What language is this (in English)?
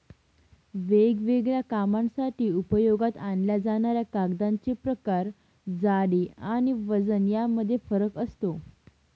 Marathi